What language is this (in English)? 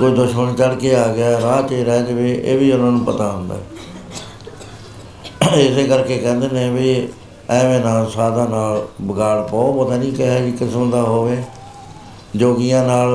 Punjabi